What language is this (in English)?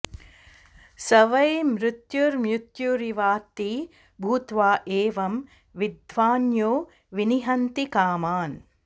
Sanskrit